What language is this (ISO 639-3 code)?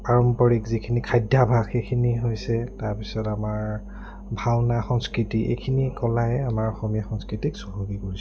asm